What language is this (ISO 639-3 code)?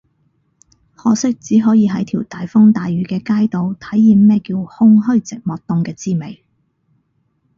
yue